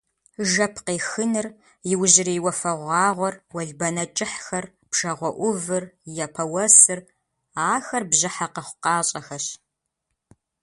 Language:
Kabardian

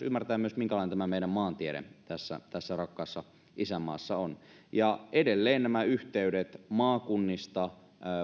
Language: Finnish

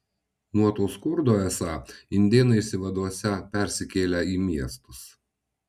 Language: Lithuanian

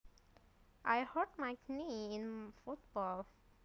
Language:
Javanese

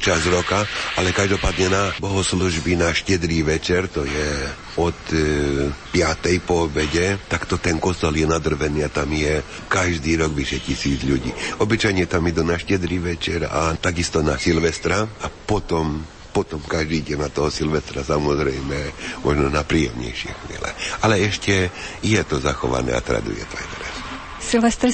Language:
Slovak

